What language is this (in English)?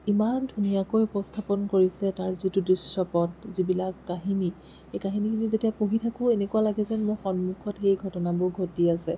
Assamese